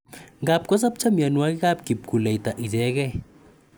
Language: Kalenjin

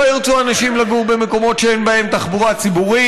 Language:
Hebrew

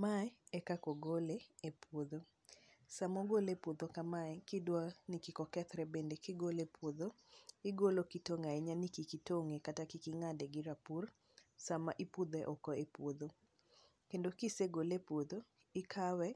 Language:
Luo (Kenya and Tanzania)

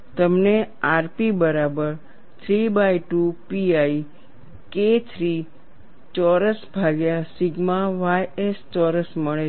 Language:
Gujarati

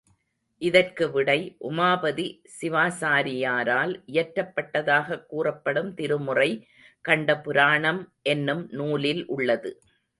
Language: Tamil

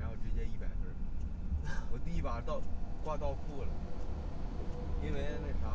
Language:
Chinese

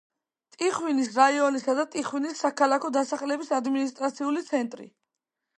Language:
Georgian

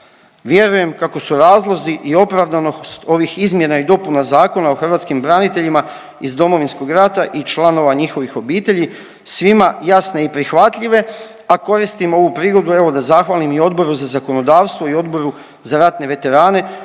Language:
Croatian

